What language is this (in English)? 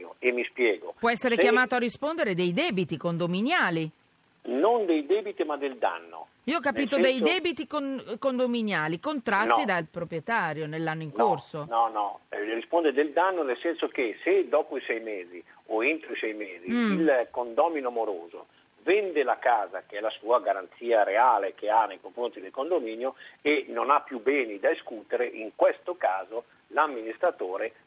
Italian